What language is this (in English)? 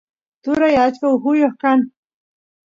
Santiago del Estero Quichua